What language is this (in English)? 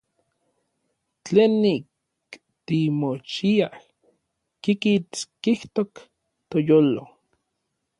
Orizaba Nahuatl